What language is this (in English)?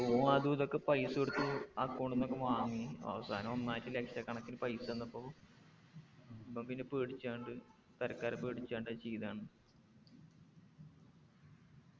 Malayalam